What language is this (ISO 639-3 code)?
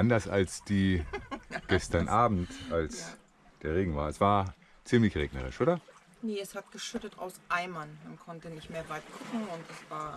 deu